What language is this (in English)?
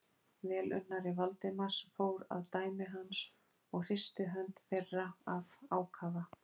Icelandic